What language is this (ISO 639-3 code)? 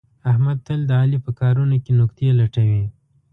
pus